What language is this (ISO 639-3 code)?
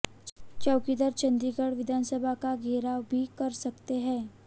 hin